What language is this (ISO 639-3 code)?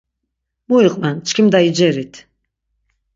lzz